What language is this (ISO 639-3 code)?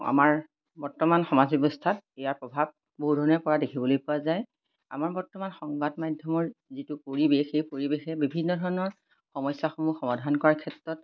asm